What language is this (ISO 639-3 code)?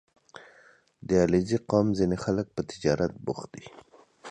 pus